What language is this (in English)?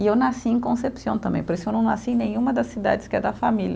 Portuguese